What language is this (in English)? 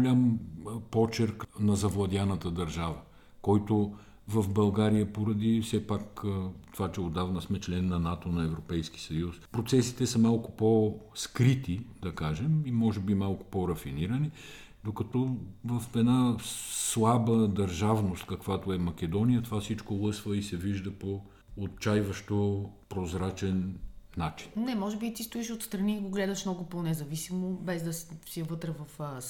Bulgarian